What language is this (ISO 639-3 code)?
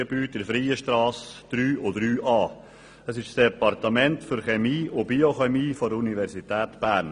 gsw